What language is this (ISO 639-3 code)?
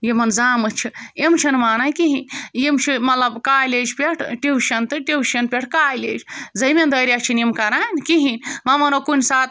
kas